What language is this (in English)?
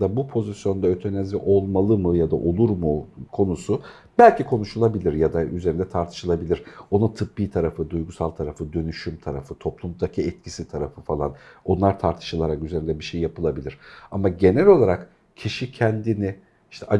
Turkish